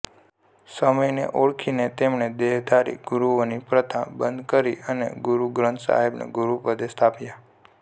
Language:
Gujarati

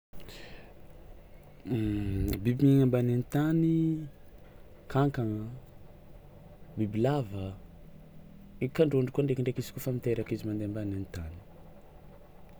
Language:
Tsimihety Malagasy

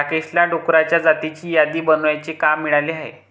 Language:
Marathi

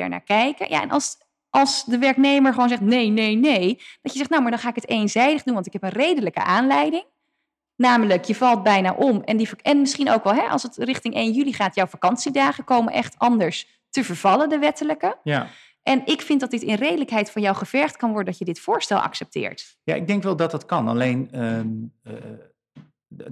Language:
Dutch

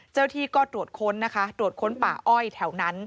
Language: Thai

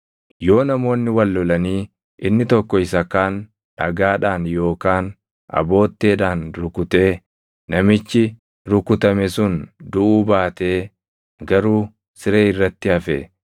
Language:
Oromo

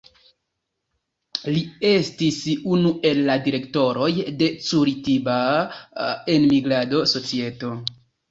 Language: Esperanto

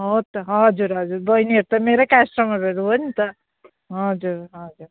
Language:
Nepali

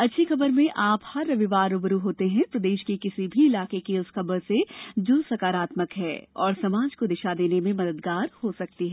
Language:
Hindi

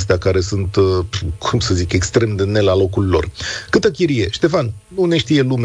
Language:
Romanian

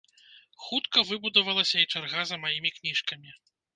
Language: Belarusian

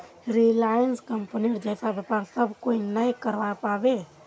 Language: Magahi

